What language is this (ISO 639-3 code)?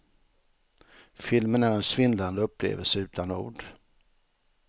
swe